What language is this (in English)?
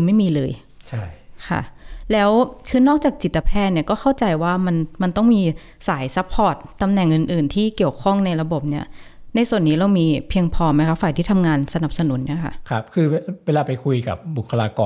Thai